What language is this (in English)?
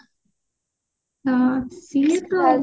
Odia